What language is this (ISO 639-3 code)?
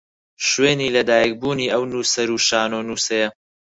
ckb